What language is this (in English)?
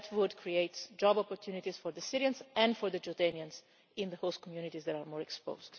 English